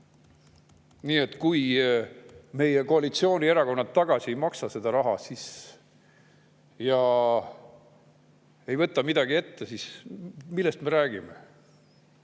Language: Estonian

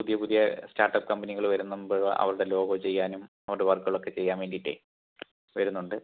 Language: Malayalam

